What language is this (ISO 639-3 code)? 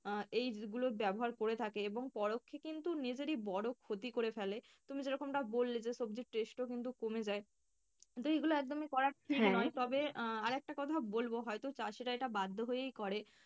ben